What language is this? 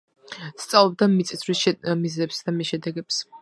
Georgian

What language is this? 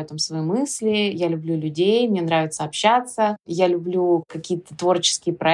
Russian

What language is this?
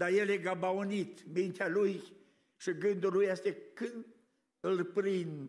Romanian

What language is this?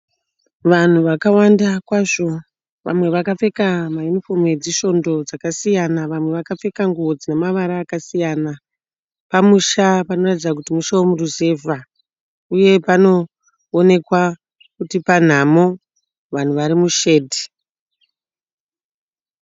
Shona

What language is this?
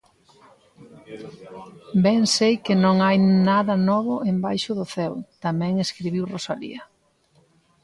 Galician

